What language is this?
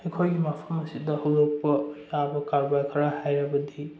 Manipuri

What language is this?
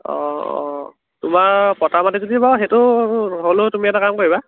Assamese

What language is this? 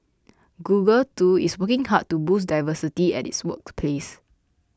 English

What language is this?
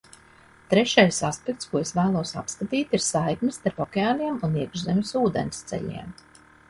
Latvian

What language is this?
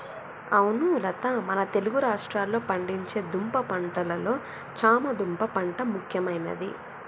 Telugu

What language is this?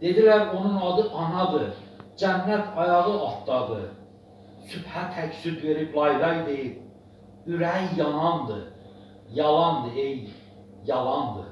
Turkish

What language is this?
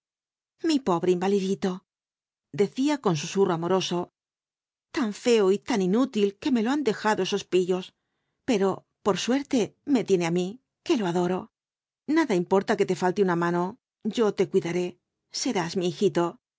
Spanish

